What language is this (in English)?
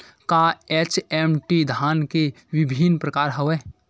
Chhattisgarhi